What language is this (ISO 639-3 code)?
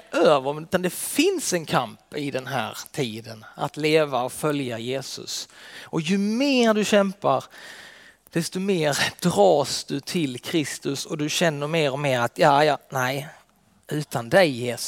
swe